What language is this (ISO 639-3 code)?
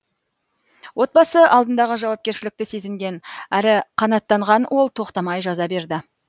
kaz